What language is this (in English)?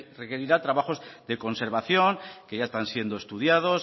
Spanish